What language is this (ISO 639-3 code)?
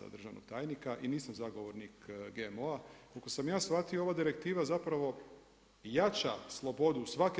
hrv